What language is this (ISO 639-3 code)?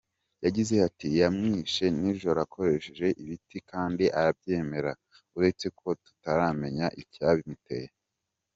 kin